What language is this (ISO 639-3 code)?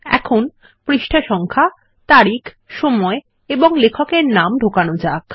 ben